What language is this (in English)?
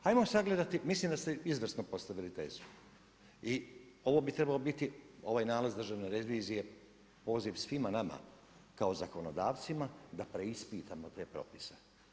Croatian